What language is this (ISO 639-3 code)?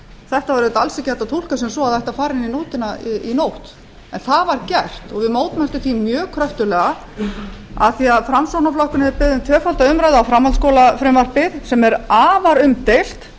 isl